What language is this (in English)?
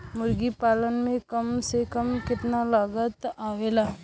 Bhojpuri